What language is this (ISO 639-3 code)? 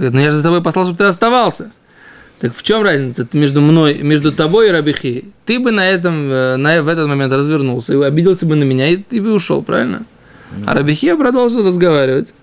rus